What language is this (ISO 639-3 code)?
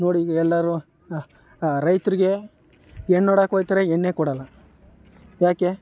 kan